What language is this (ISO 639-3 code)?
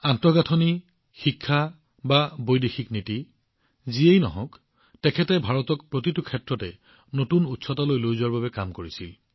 asm